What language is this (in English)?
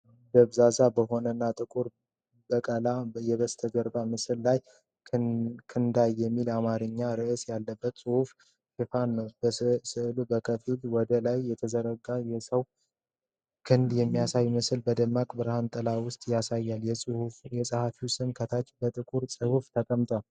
Amharic